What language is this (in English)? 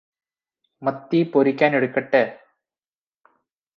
Malayalam